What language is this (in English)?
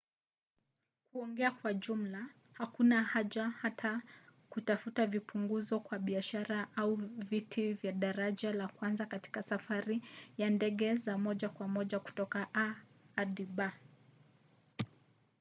Swahili